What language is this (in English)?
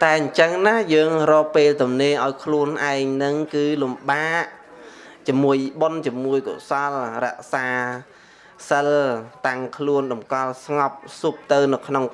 Vietnamese